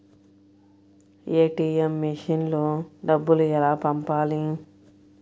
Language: Telugu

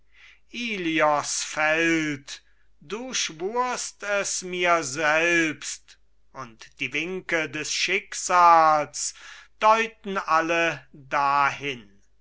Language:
German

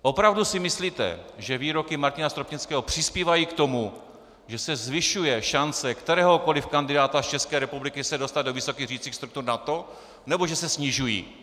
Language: Czech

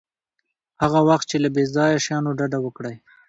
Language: Pashto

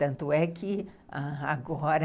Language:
Portuguese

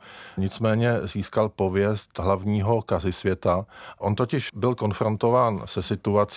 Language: Czech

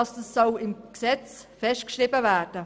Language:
Swiss German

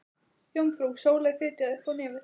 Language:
Icelandic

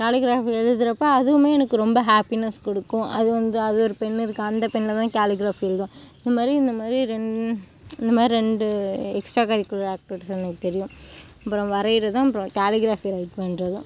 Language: Tamil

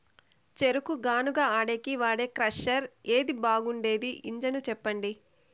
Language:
Telugu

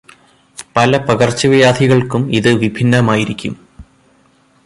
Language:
Malayalam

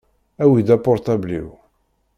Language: Kabyle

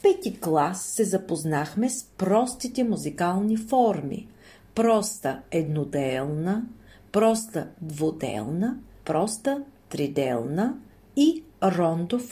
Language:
Bulgarian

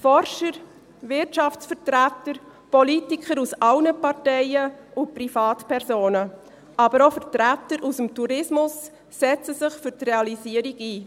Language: Swiss German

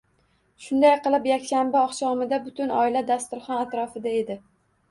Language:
Uzbek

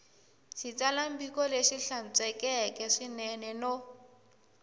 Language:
Tsonga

